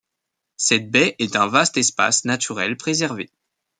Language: French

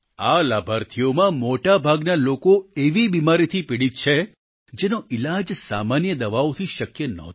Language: Gujarati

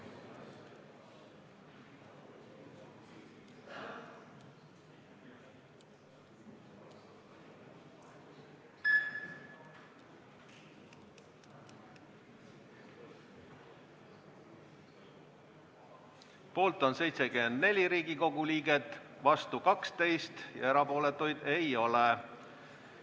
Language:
Estonian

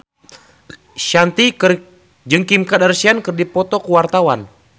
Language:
Sundanese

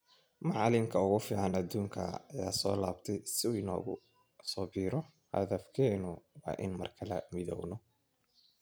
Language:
Somali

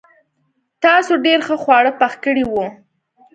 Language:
Pashto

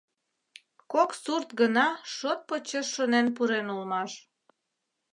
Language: Mari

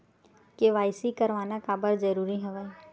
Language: Chhattisgarhi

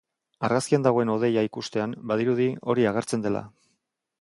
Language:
Basque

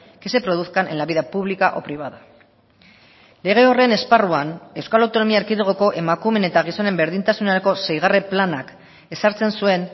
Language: Basque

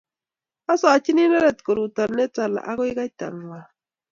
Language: Kalenjin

